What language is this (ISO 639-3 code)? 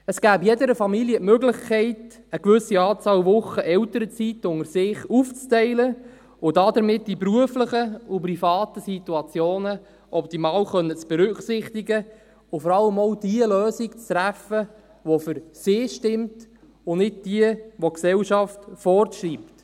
gsw